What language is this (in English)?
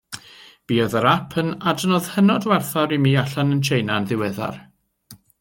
Welsh